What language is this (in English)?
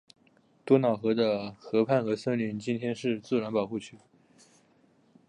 Chinese